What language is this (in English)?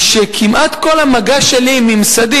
Hebrew